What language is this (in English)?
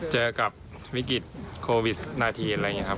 Thai